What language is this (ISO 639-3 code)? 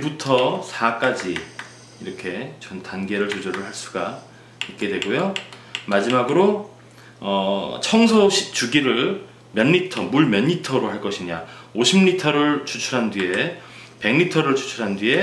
kor